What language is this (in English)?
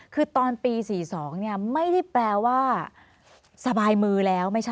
Thai